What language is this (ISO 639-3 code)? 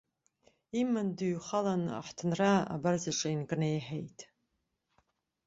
abk